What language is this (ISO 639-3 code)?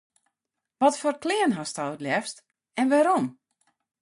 fry